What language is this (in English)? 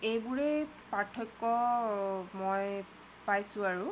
Assamese